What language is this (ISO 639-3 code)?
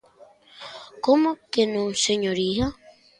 glg